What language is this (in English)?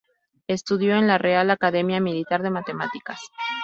Spanish